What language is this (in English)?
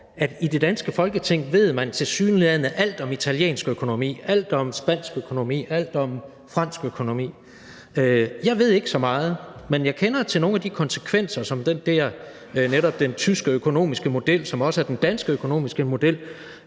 Danish